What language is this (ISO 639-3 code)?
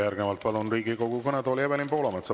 est